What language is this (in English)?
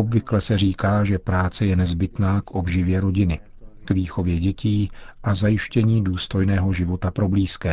Czech